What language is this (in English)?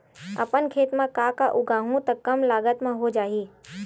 Chhattisgarhi